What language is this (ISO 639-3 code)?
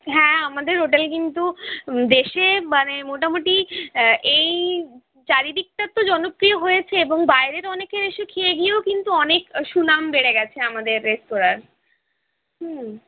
ben